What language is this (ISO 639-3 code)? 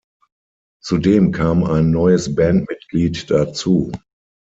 deu